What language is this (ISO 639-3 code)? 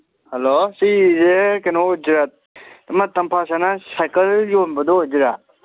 mni